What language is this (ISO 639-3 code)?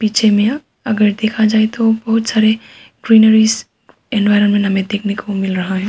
hin